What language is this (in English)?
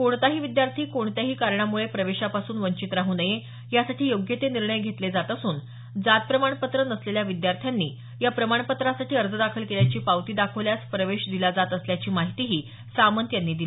Marathi